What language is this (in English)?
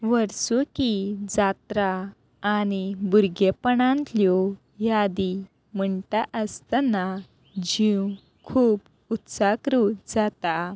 Konkani